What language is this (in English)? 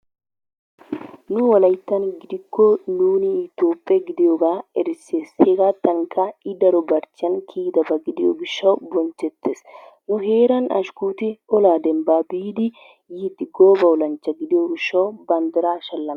Wolaytta